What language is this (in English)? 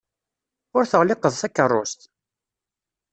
Kabyle